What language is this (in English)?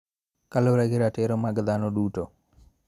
Luo (Kenya and Tanzania)